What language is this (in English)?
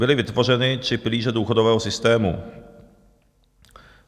Czech